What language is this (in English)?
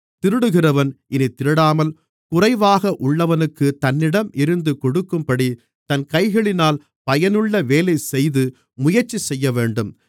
Tamil